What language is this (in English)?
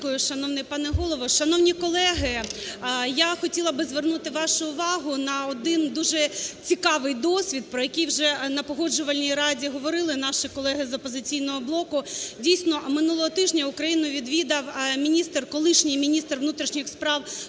Ukrainian